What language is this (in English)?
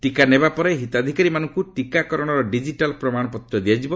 Odia